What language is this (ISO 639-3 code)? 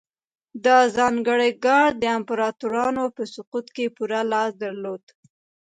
pus